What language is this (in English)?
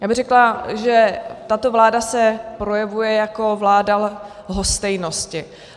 Czech